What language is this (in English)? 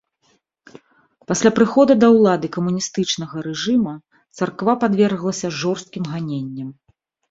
Belarusian